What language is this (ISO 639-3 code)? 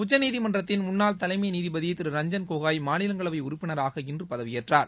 tam